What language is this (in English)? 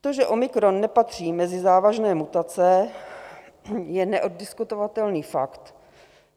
Czech